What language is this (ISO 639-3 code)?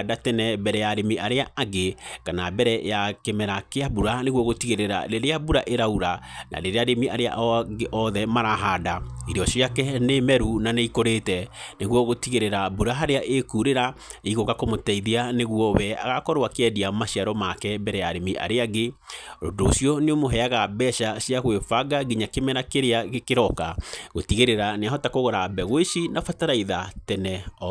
kik